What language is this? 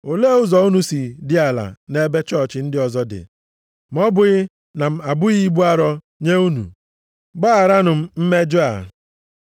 Igbo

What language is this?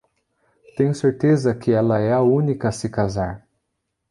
Portuguese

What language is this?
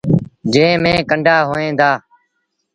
Sindhi Bhil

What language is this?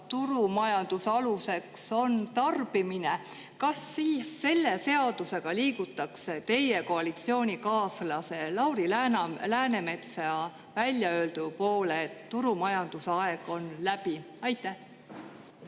Estonian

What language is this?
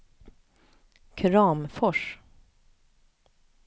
Swedish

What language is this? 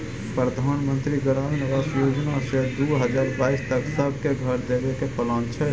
Maithili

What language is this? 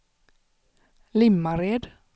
Swedish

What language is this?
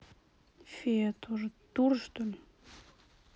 Russian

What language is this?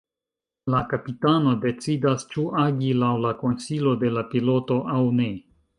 Esperanto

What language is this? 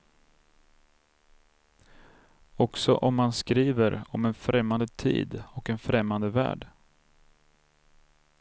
Swedish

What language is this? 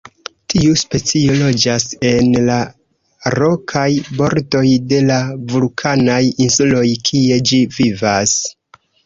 Esperanto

